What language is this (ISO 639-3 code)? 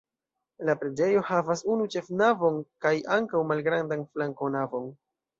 epo